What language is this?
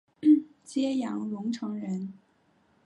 Chinese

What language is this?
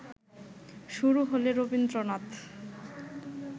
Bangla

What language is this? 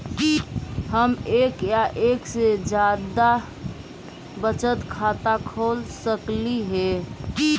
Magahi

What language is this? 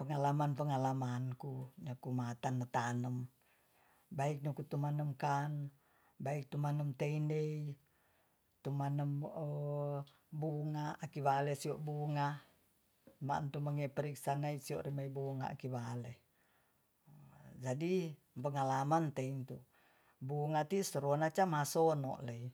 Tonsea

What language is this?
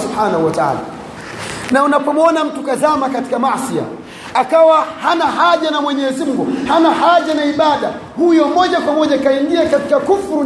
Swahili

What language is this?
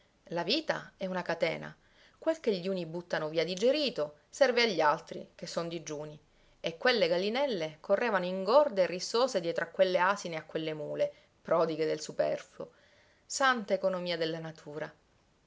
Italian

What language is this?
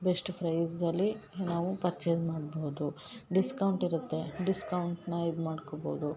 Kannada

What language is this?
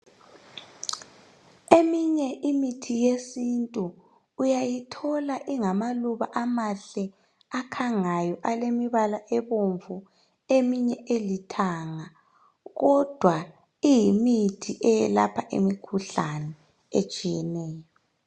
North Ndebele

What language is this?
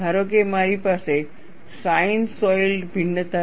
Gujarati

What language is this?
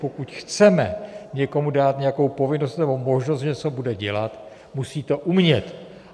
Czech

